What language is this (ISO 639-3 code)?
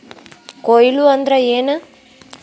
kan